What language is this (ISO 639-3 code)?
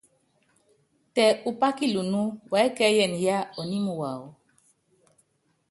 yav